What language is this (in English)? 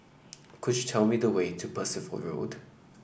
English